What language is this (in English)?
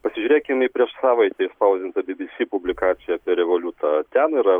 Lithuanian